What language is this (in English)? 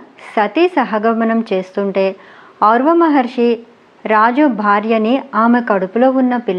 Telugu